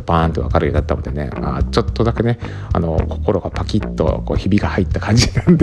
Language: Japanese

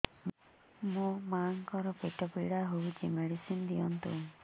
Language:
Odia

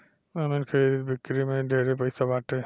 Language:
Bhojpuri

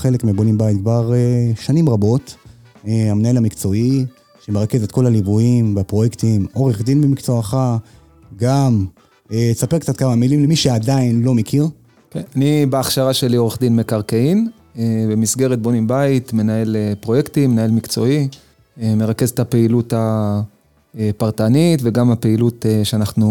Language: Hebrew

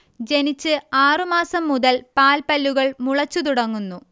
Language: Malayalam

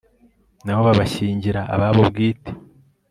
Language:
Kinyarwanda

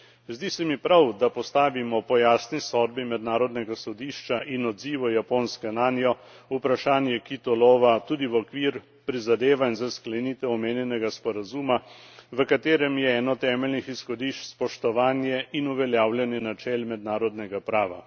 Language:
Slovenian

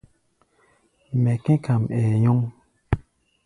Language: Gbaya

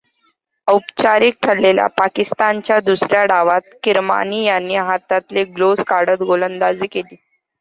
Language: Marathi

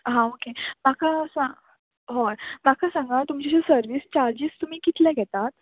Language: Konkani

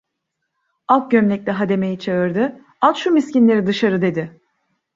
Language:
Turkish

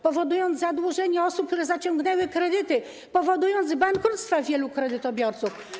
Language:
Polish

